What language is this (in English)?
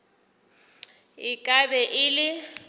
Northern Sotho